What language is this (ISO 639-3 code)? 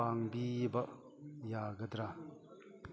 mni